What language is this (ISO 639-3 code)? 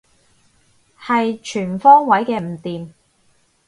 yue